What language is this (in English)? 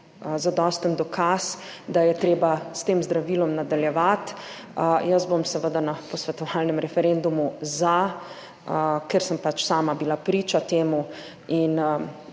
Slovenian